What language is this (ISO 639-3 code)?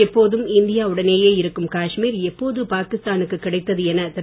tam